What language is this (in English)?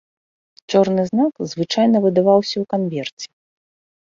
Belarusian